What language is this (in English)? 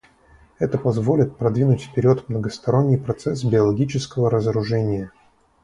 Russian